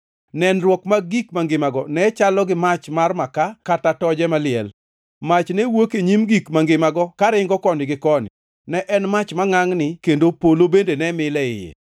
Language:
Luo (Kenya and Tanzania)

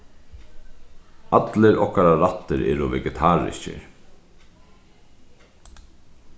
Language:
Faroese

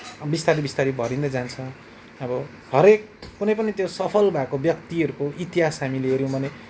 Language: Nepali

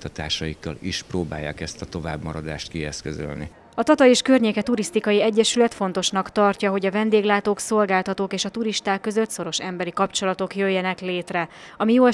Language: Hungarian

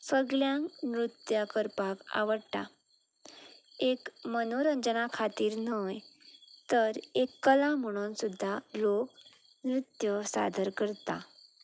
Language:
Konkani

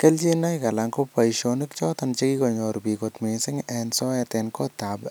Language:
Kalenjin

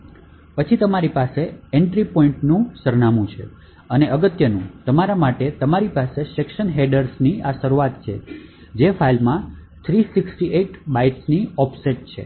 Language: Gujarati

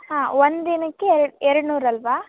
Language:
Kannada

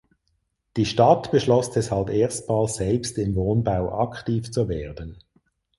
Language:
German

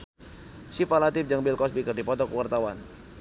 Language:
Sundanese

